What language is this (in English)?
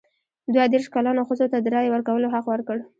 Pashto